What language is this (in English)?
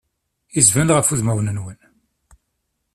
Kabyle